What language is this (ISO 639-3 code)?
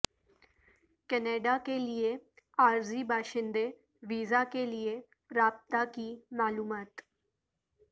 urd